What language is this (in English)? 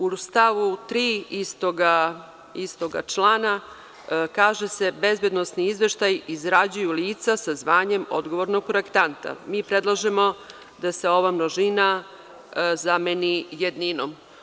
Serbian